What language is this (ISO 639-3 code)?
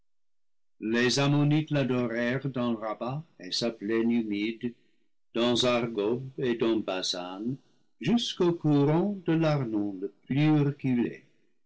fra